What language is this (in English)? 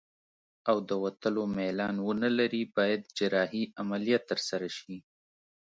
Pashto